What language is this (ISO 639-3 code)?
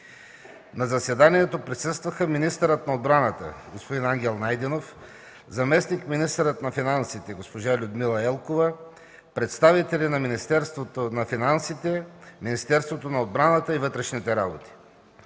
bul